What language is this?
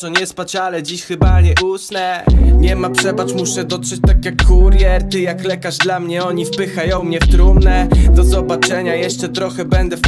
Polish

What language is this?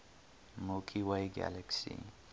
English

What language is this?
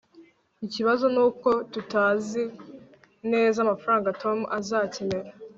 Kinyarwanda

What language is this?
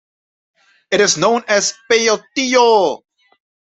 English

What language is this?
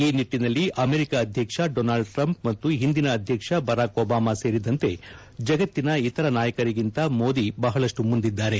Kannada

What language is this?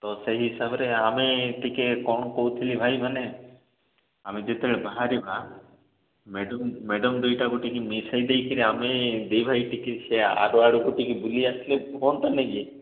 Odia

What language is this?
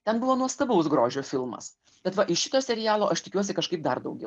Lithuanian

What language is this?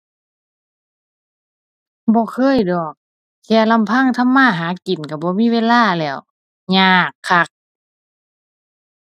Thai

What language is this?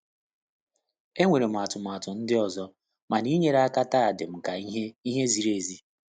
Igbo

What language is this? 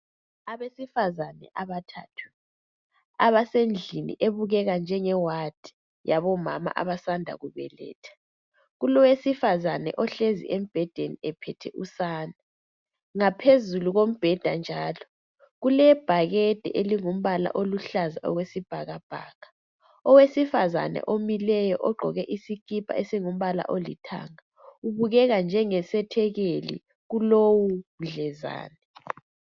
North Ndebele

